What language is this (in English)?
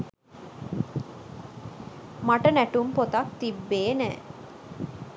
Sinhala